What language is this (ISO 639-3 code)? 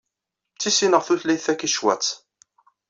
kab